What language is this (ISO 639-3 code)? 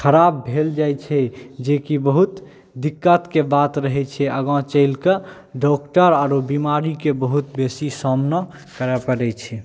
mai